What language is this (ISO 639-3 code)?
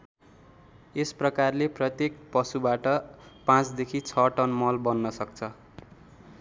nep